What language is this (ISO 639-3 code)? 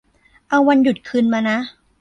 tha